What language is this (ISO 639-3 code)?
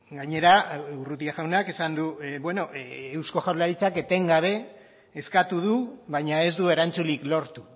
eus